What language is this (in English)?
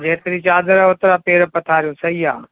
Sindhi